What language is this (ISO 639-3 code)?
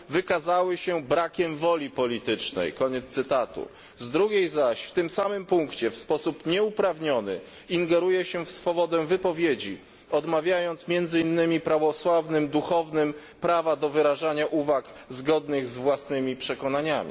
pol